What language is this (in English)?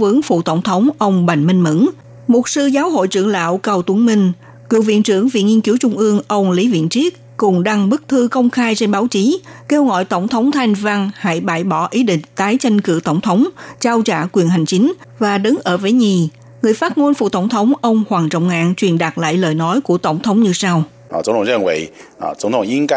Vietnamese